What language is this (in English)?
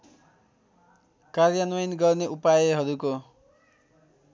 Nepali